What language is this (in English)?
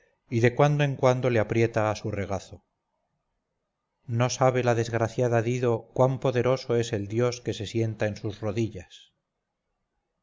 Spanish